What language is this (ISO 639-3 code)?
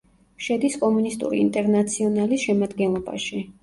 kat